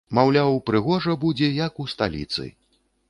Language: Belarusian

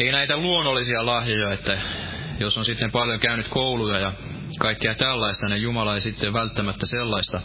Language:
Finnish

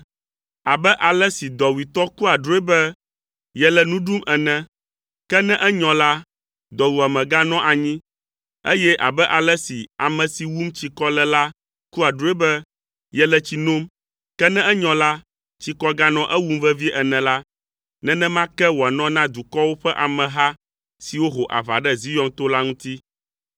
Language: Ewe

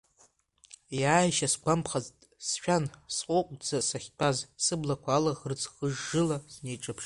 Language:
Abkhazian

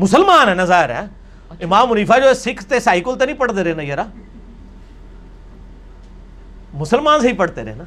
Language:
Urdu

